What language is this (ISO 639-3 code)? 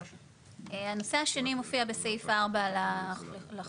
heb